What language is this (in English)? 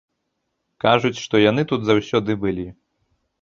Belarusian